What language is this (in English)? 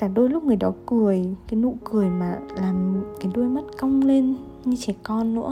Vietnamese